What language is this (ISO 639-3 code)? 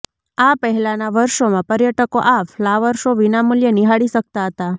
guj